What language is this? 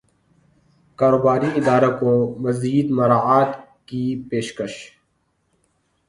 Urdu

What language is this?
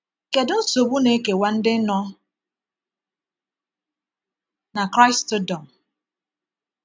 Igbo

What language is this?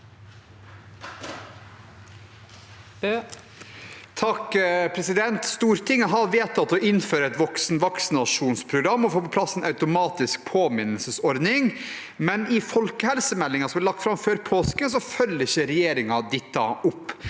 Norwegian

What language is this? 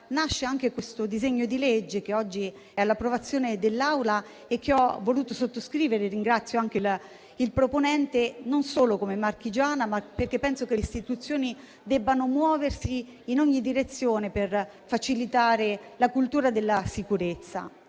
Italian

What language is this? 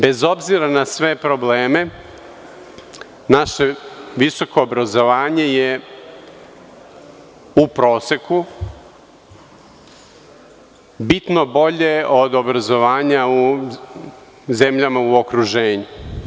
Serbian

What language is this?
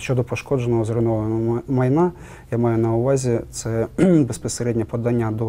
Ukrainian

